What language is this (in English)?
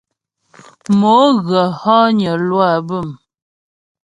Ghomala